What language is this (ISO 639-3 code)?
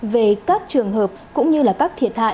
vie